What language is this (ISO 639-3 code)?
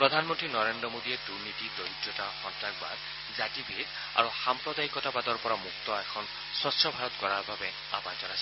asm